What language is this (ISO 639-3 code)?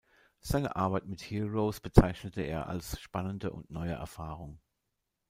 deu